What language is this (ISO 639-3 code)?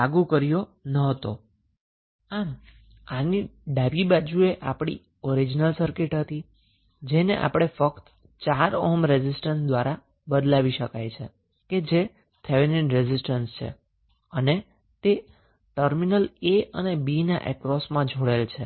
guj